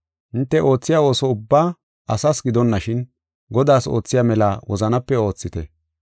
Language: Gofa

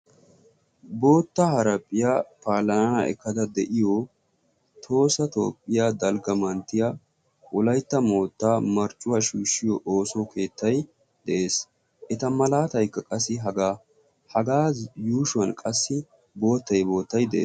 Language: Wolaytta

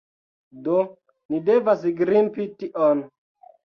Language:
Esperanto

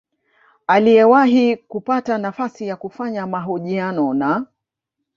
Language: Swahili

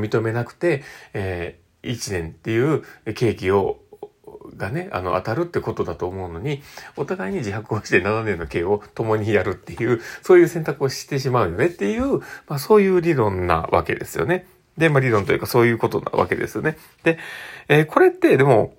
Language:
Japanese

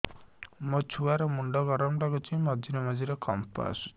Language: Odia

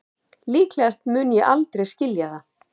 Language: Icelandic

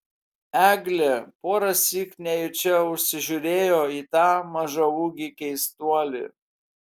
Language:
Lithuanian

